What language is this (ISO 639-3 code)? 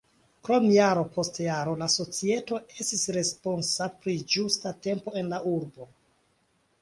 epo